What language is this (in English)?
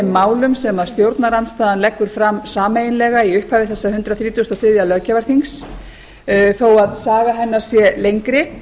Icelandic